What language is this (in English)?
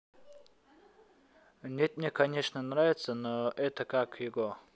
Russian